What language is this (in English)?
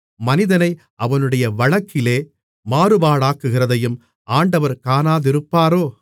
Tamil